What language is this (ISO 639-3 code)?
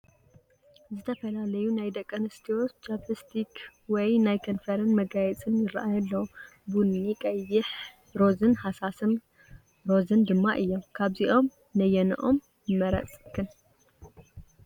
tir